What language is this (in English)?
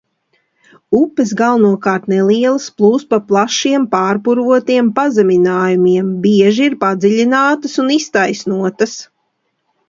Latvian